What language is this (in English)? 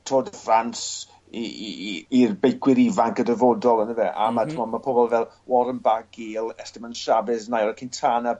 Welsh